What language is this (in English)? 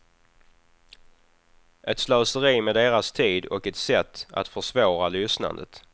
Swedish